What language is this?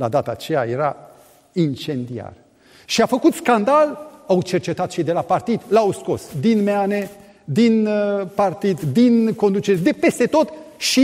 Romanian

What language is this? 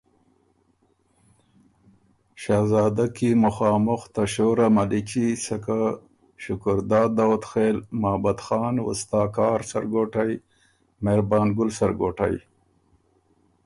Ormuri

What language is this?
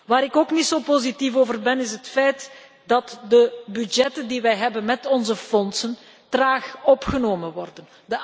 Dutch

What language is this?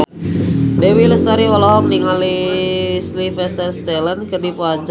Sundanese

